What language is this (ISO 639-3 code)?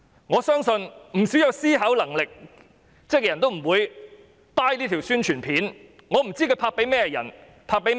yue